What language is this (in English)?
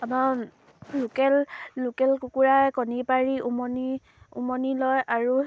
Assamese